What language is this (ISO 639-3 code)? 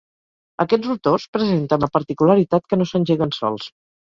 cat